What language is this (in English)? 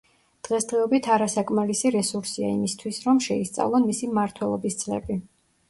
Georgian